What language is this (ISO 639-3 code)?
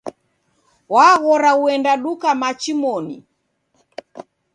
dav